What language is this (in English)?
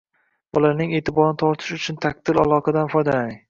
Uzbek